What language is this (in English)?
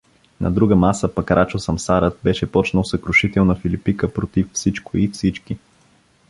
Bulgarian